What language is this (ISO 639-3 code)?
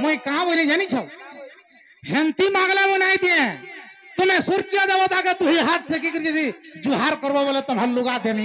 ben